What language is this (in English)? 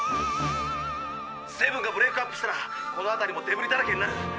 Japanese